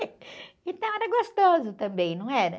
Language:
Portuguese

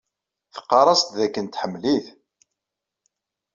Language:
Kabyle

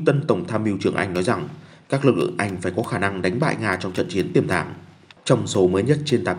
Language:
Vietnamese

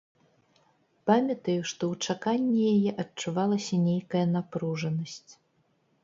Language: Belarusian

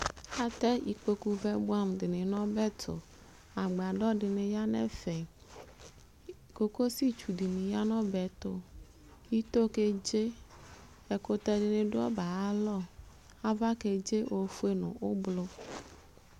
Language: Ikposo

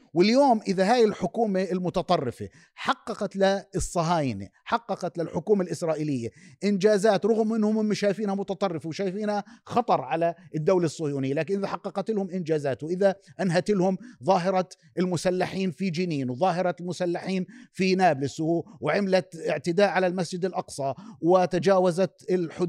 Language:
Arabic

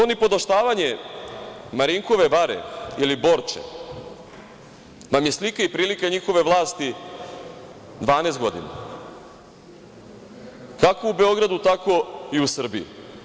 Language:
Serbian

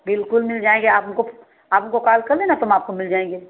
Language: Hindi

